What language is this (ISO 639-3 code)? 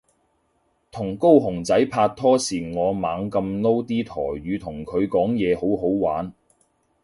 yue